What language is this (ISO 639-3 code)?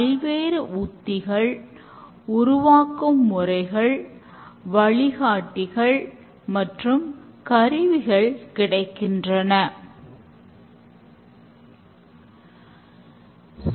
tam